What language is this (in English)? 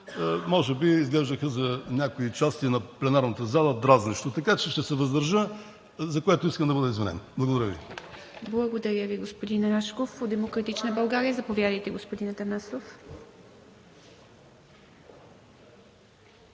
Bulgarian